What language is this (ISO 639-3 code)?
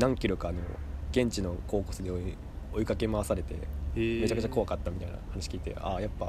jpn